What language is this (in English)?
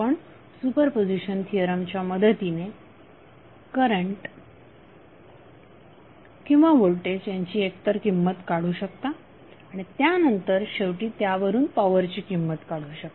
Marathi